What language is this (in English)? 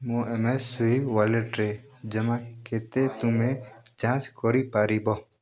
Odia